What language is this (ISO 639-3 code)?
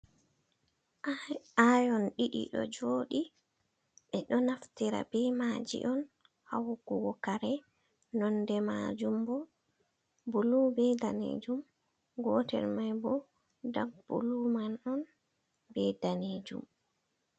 ful